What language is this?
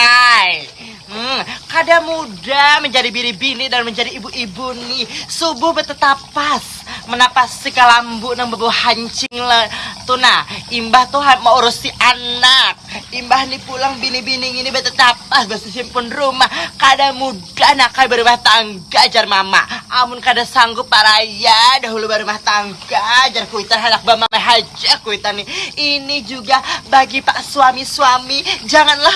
Indonesian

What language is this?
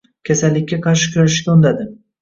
Uzbek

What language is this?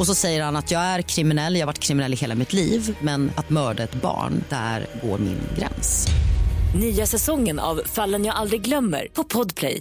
Swedish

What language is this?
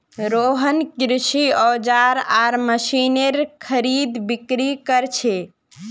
Magahi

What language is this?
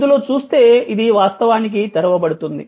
Telugu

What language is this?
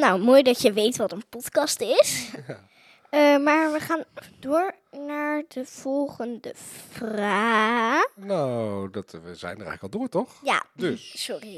Dutch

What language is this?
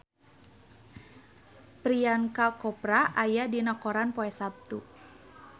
Sundanese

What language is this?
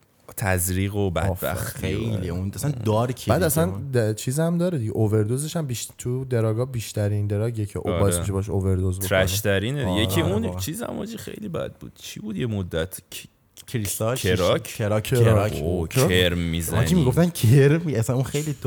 Persian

